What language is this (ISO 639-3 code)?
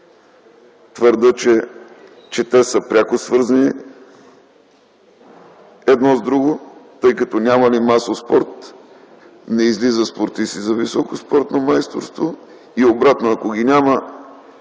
bul